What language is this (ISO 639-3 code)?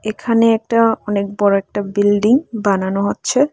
ben